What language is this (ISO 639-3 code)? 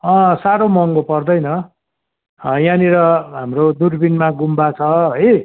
nep